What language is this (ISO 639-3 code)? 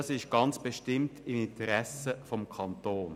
gsw